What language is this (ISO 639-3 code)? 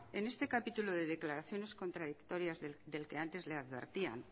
spa